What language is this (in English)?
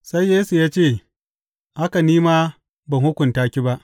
Hausa